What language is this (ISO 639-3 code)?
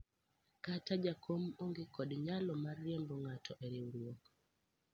luo